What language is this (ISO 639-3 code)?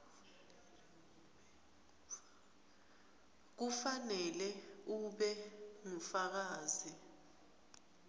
ssw